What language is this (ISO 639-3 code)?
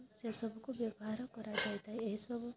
ori